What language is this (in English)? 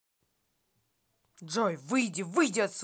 Russian